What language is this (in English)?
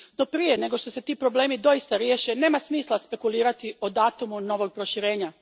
Croatian